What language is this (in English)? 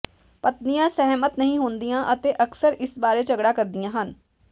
Punjabi